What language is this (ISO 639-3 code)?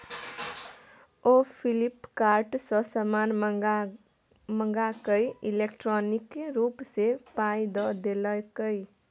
mai